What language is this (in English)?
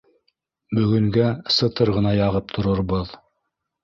Bashkir